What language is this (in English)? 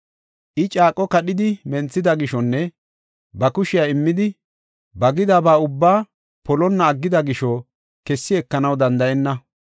Gofa